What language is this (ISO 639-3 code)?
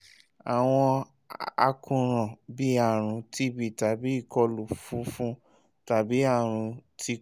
yor